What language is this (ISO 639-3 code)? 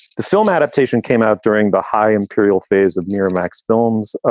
eng